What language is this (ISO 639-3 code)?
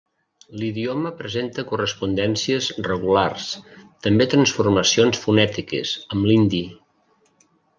cat